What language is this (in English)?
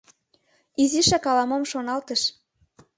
Mari